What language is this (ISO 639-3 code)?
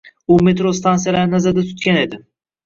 uzb